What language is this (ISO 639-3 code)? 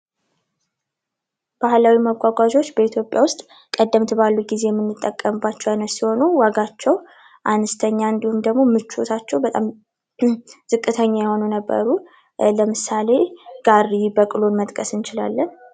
amh